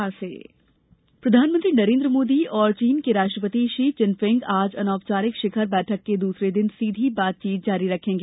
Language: Hindi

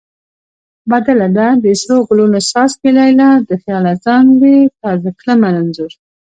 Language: Pashto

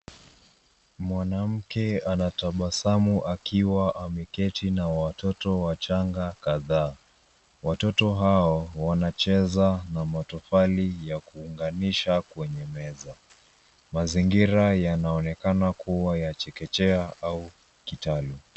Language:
Swahili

